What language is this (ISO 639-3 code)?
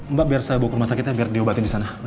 ind